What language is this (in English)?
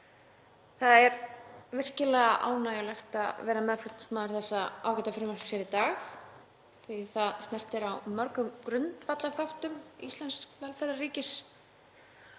Icelandic